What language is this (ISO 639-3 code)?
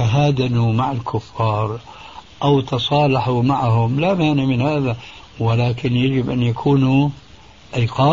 ara